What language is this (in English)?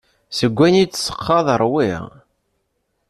Kabyle